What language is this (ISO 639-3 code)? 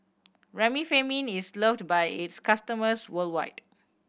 eng